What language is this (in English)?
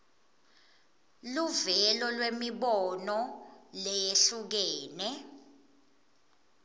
Swati